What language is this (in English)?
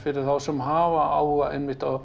Icelandic